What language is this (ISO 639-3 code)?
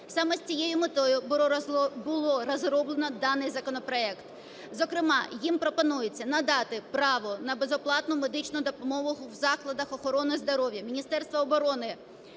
ukr